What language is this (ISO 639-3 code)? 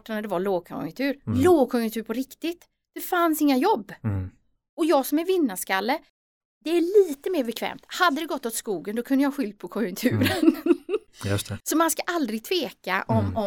swe